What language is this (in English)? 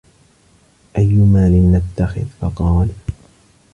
Arabic